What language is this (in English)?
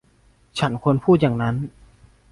Thai